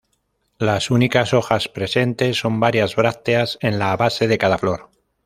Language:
Spanish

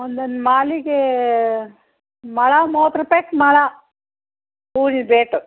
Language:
Kannada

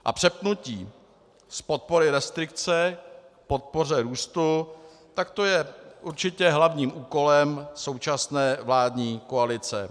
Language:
Czech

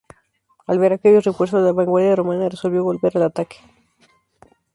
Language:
Spanish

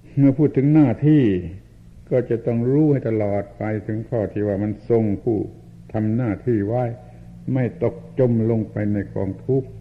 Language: Thai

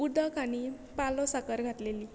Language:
Konkani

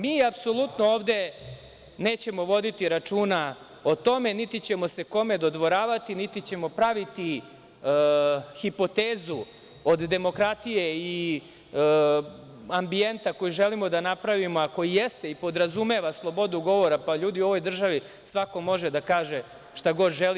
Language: Serbian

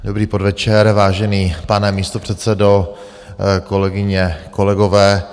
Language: Czech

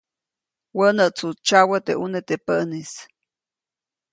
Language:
Copainalá Zoque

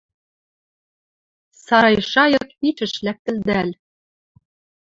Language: Western Mari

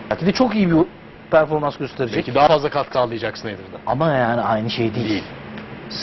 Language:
Turkish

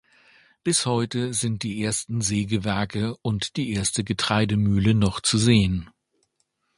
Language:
German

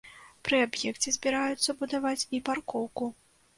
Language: Belarusian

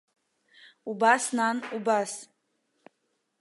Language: Abkhazian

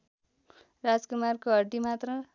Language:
Nepali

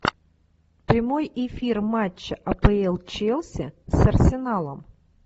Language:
Russian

